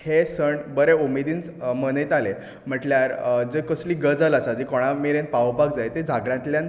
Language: Konkani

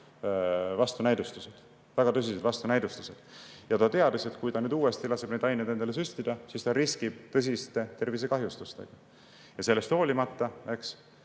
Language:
Estonian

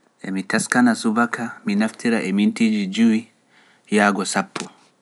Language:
Pular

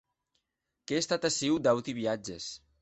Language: Occitan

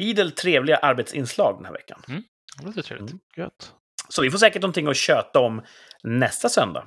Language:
Swedish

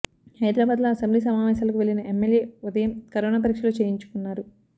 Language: Telugu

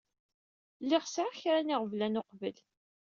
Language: Kabyle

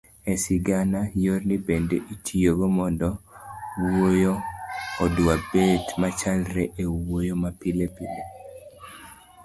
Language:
Luo (Kenya and Tanzania)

